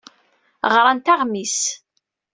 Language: Kabyle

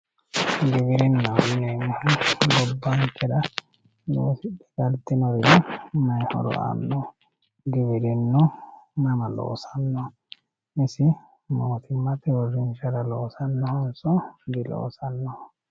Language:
Sidamo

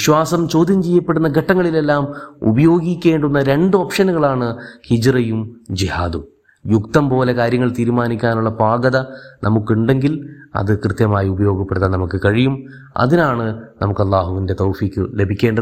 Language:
Malayalam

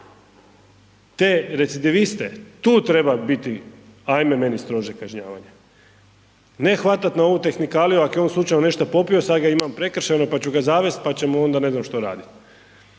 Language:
Croatian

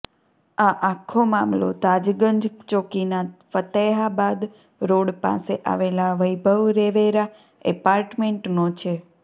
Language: Gujarati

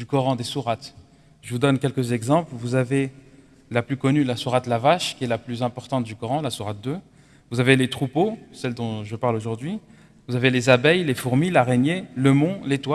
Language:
French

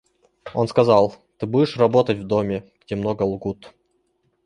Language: Russian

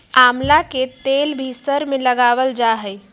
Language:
Magahi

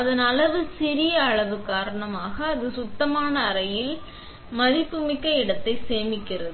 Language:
Tamil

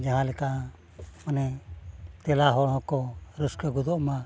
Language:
Santali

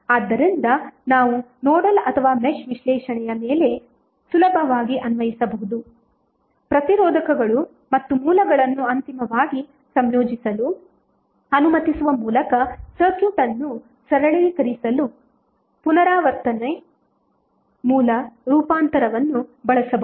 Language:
Kannada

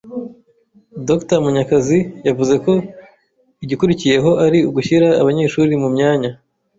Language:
Kinyarwanda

